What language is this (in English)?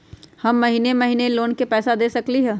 Magahi